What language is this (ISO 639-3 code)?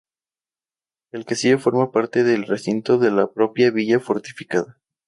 spa